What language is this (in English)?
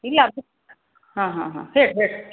Kannada